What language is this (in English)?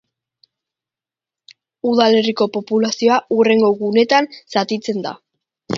Basque